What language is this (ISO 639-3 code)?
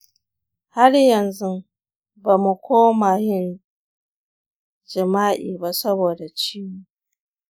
hau